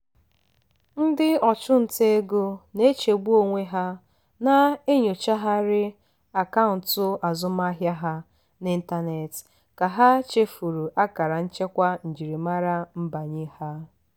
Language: Igbo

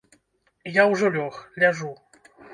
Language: Belarusian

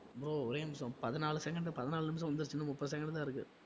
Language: Tamil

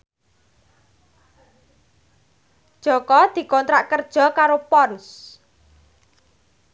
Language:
Javanese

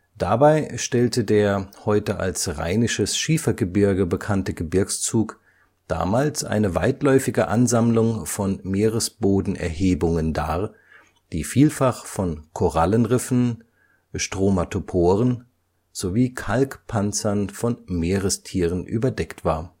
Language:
German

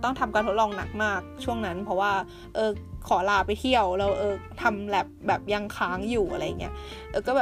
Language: Thai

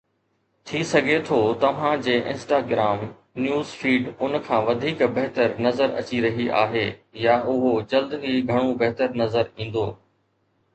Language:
Sindhi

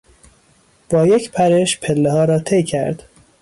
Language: Persian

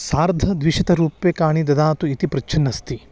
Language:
Sanskrit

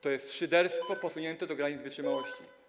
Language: Polish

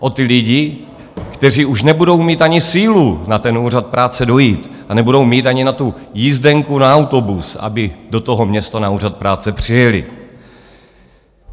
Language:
Czech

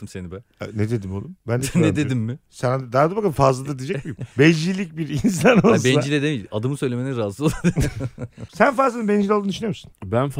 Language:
Turkish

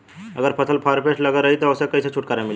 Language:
Bhojpuri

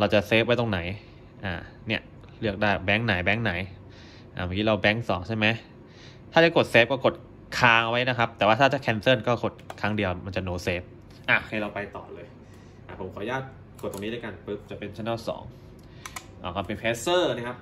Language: Thai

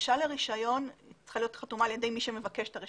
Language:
Hebrew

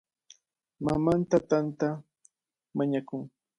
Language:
Cajatambo North Lima Quechua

